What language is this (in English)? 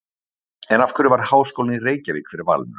Icelandic